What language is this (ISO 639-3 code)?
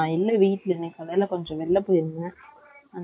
tam